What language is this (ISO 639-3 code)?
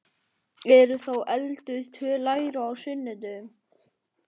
isl